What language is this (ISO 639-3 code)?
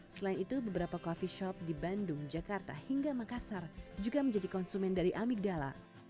ind